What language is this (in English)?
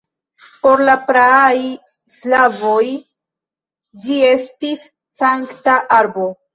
Esperanto